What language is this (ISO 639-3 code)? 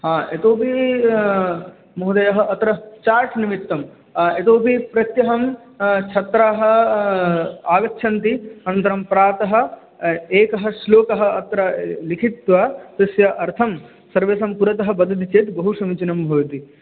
san